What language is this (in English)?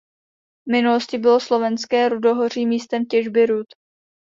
Czech